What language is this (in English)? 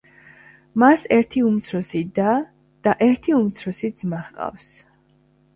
Georgian